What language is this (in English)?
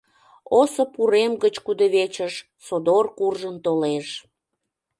Mari